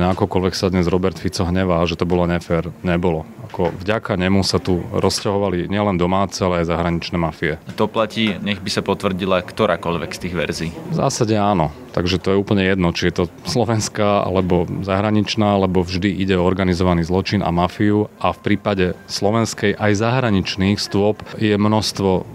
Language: Slovak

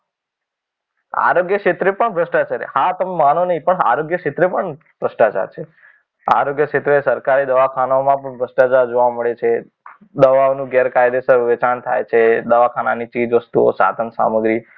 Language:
Gujarati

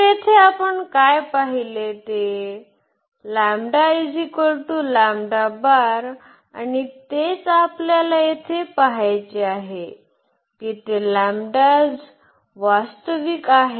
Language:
Marathi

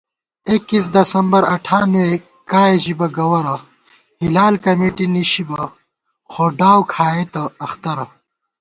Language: Gawar-Bati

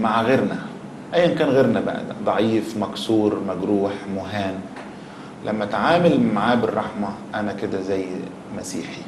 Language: Arabic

